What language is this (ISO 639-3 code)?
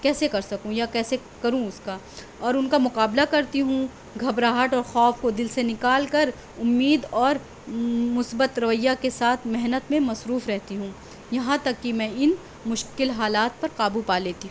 urd